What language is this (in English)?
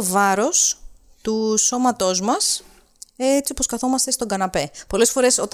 Greek